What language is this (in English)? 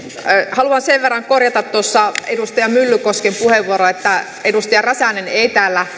Finnish